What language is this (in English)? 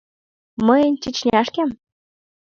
Mari